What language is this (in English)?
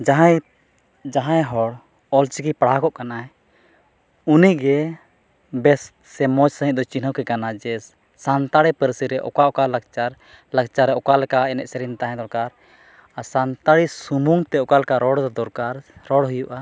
Santali